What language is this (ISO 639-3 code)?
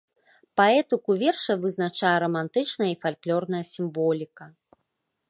bel